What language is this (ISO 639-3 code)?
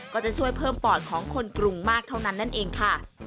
tha